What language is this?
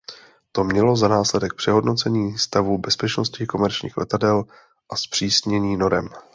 Czech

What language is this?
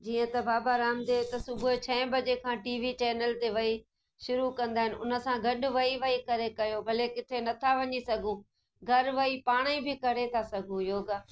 Sindhi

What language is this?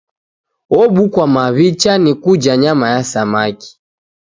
Taita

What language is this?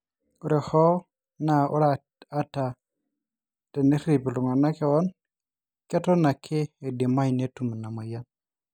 Masai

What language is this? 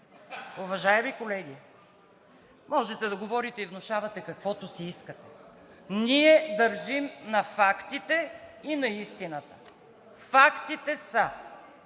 Bulgarian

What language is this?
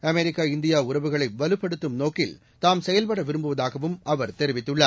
Tamil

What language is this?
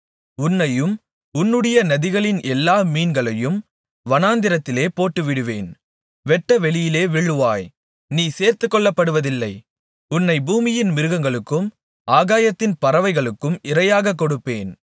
Tamil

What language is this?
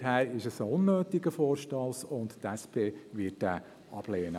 Swiss German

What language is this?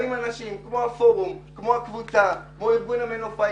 Hebrew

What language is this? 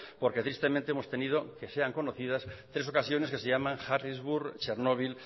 Spanish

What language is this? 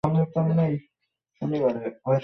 Bangla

